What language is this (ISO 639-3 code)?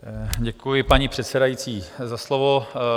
ces